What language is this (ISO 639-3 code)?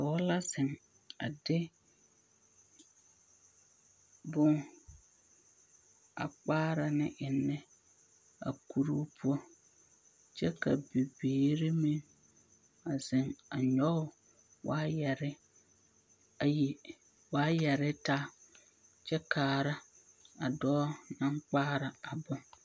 dga